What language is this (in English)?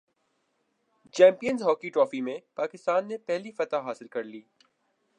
Urdu